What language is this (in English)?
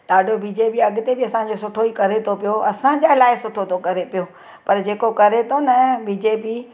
Sindhi